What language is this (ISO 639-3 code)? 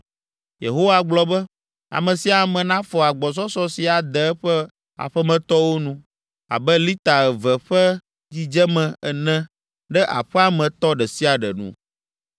ewe